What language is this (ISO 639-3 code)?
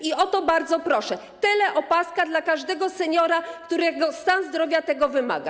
pol